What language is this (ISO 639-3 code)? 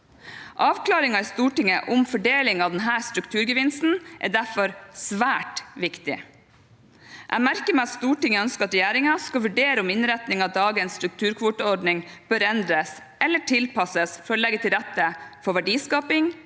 nor